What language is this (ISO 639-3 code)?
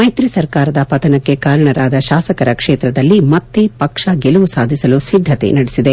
kan